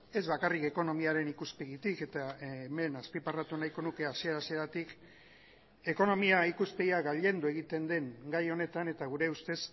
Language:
Basque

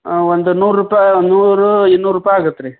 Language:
Kannada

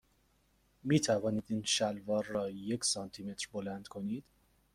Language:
Persian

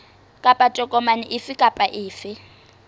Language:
Southern Sotho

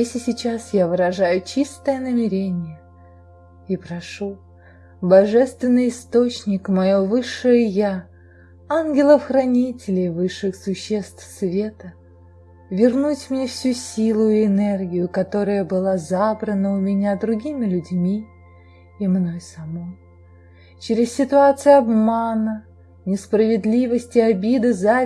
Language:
Russian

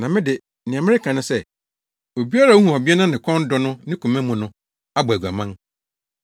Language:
Akan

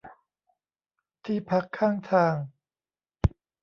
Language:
Thai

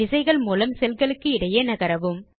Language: Tamil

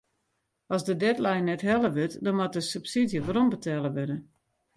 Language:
Western Frisian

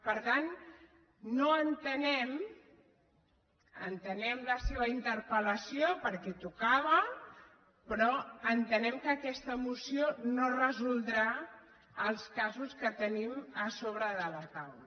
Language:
Catalan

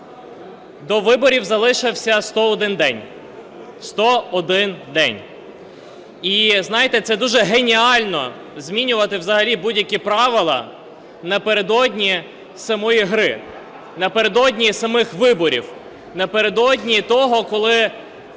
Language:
Ukrainian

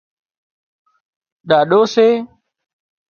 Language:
Wadiyara Koli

